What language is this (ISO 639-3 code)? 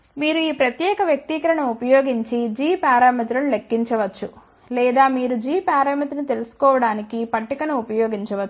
tel